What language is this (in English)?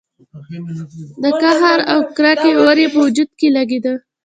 Pashto